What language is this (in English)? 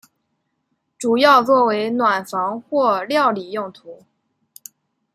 Chinese